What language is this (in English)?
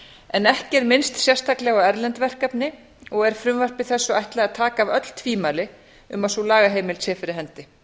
Icelandic